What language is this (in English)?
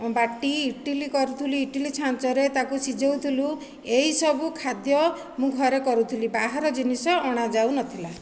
Odia